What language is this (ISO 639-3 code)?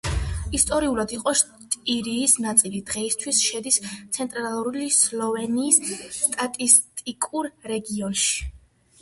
kat